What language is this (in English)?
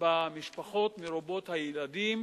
Hebrew